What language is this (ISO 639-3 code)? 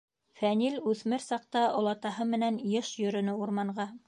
bak